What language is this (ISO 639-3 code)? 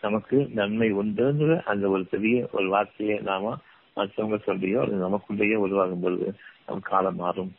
tam